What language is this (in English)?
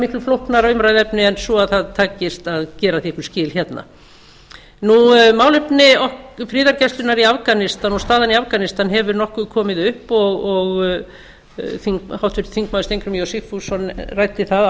Icelandic